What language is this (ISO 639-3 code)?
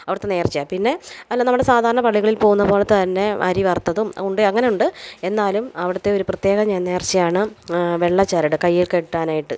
mal